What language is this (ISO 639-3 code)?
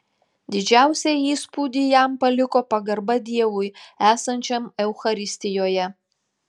lit